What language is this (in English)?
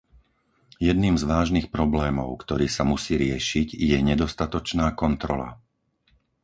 Slovak